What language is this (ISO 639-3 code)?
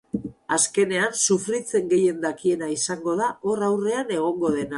eus